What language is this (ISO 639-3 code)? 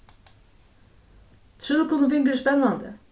fao